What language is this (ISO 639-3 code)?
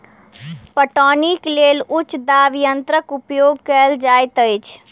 mai